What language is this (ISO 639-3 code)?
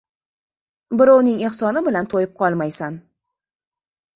uzb